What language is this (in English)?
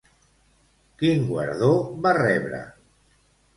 Catalan